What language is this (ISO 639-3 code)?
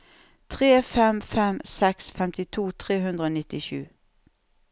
nor